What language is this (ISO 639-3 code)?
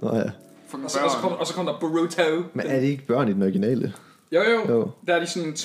dan